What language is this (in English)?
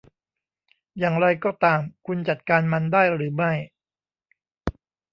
Thai